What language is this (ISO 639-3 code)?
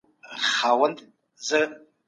pus